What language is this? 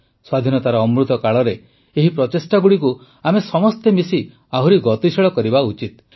Odia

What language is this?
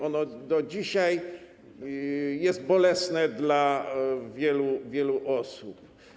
Polish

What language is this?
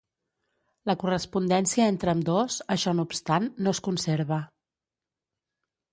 Catalan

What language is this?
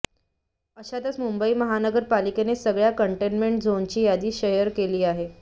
Marathi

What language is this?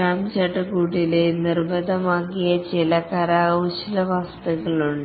Malayalam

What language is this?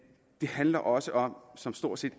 Danish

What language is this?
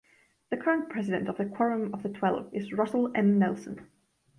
English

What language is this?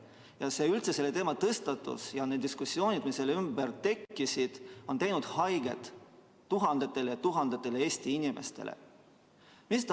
Estonian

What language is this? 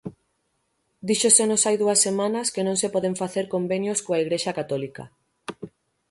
Galician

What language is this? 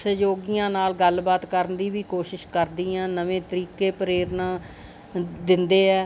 Punjabi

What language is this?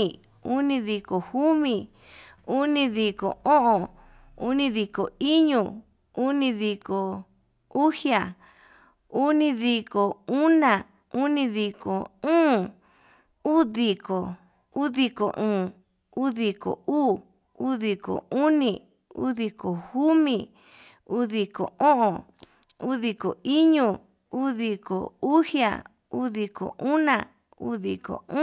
Yutanduchi Mixtec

